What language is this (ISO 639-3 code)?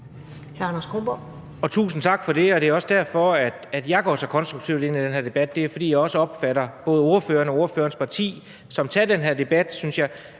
dan